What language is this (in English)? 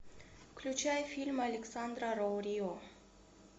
Russian